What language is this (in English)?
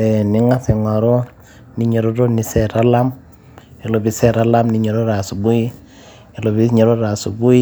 Masai